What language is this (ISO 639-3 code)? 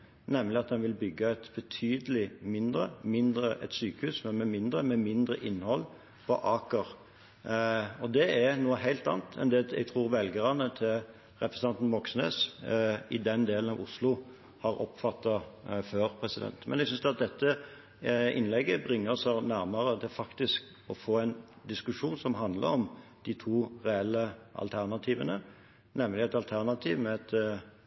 nob